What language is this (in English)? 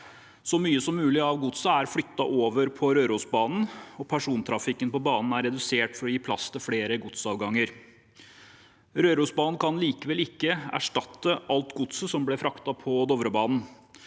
Norwegian